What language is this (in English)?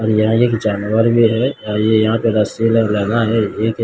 Hindi